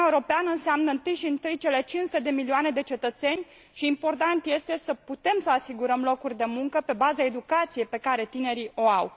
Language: Romanian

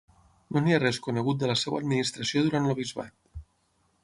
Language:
Catalan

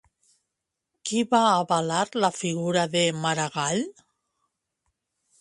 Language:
Catalan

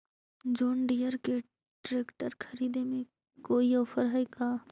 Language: Magahi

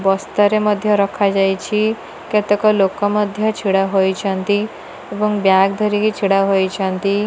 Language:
Odia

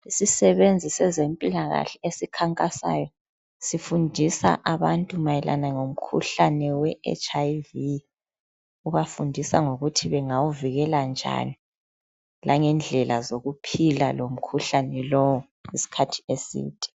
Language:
North Ndebele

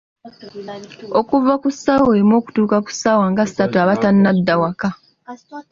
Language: Ganda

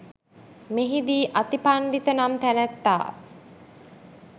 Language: Sinhala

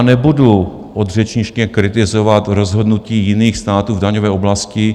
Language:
Czech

